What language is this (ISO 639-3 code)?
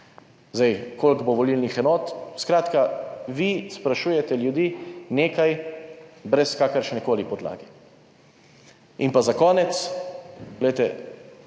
slv